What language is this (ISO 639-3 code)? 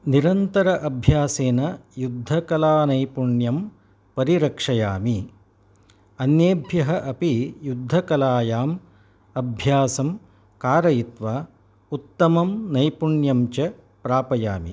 san